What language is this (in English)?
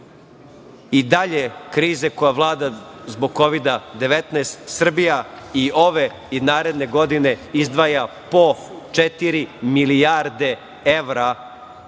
Serbian